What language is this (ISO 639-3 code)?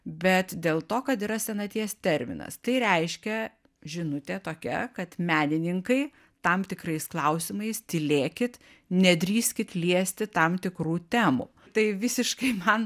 lit